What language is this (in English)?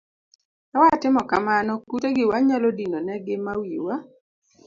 Luo (Kenya and Tanzania)